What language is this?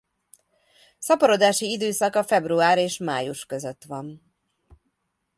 Hungarian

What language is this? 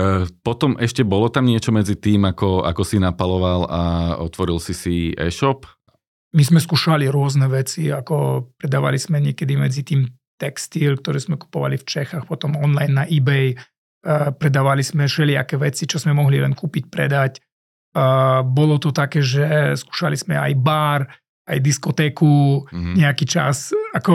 Slovak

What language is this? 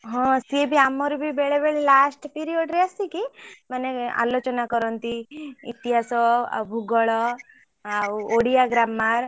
Odia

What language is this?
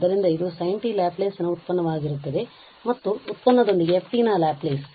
Kannada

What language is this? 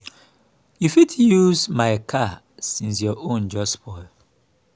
Nigerian Pidgin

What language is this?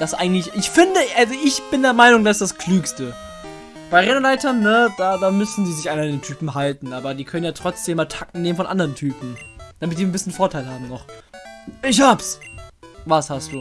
German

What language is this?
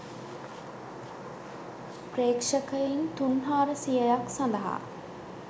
Sinhala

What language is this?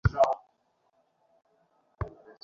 Bangla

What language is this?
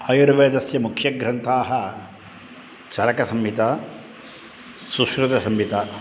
Sanskrit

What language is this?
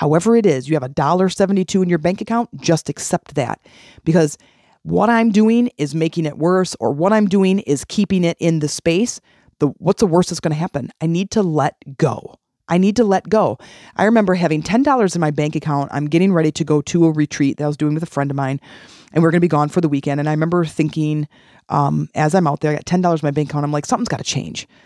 English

